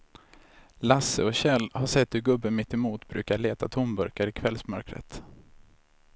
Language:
Swedish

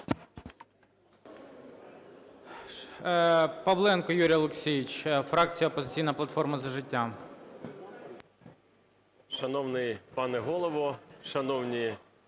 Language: Ukrainian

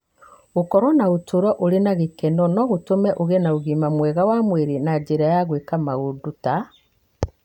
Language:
Kikuyu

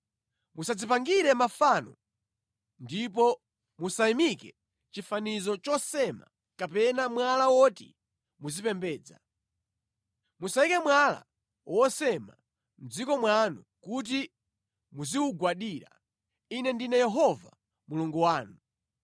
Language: Nyanja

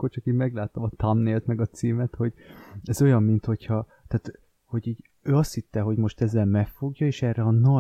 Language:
Hungarian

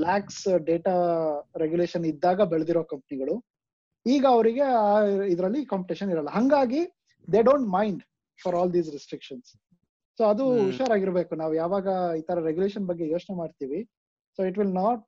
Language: Kannada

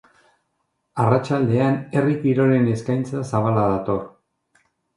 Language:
Basque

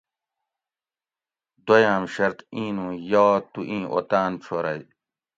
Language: Gawri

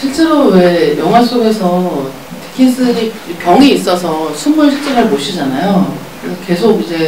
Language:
Korean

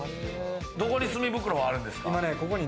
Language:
Japanese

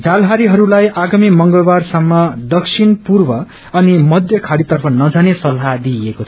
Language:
Nepali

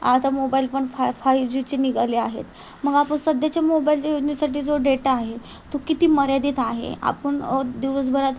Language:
Marathi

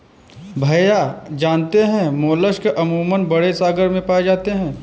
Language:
Hindi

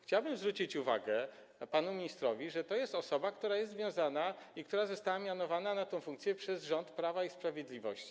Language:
Polish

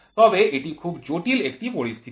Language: Bangla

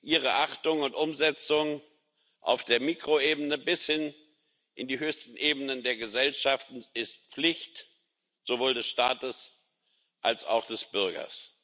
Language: German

